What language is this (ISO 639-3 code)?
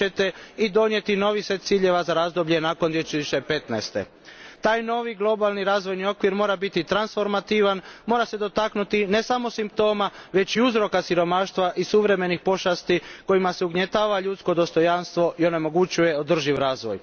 hrv